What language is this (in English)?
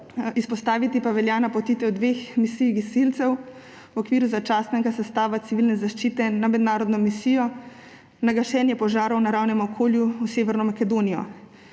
Slovenian